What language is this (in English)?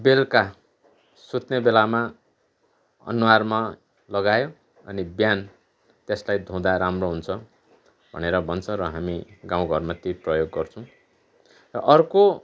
Nepali